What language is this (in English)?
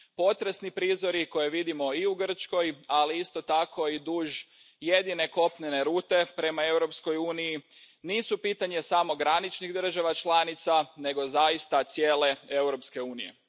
Croatian